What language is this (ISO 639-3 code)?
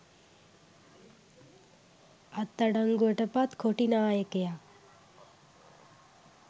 sin